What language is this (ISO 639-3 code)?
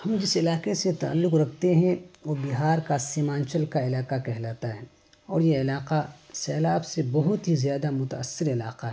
urd